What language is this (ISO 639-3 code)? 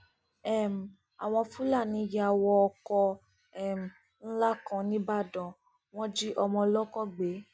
yor